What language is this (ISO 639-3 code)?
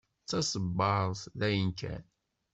kab